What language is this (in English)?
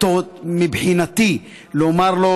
Hebrew